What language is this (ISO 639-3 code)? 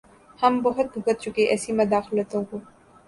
urd